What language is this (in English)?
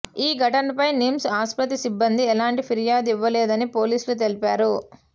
Telugu